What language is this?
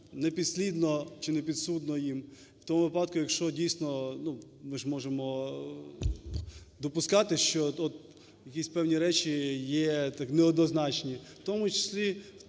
Ukrainian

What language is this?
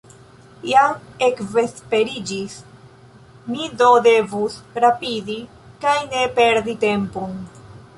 Esperanto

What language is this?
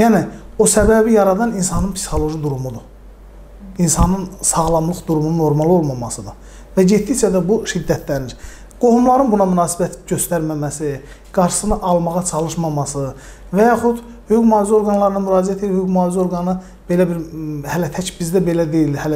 Turkish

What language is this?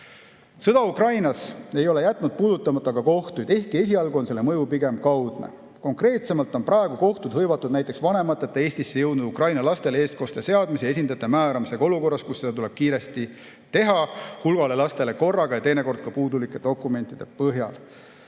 Estonian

